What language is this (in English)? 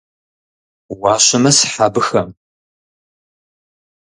Kabardian